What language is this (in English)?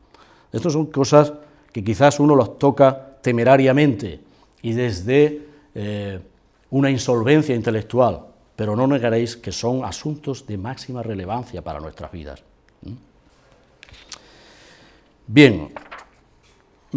Spanish